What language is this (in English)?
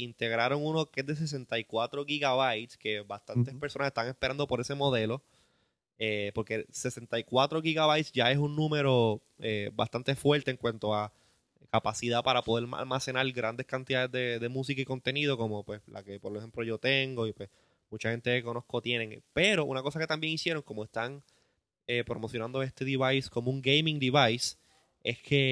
Spanish